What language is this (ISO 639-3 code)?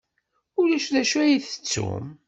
kab